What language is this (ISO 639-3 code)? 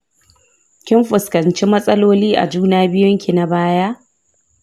hau